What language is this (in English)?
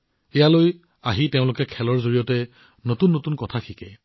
Assamese